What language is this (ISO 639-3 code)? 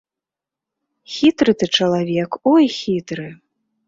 bel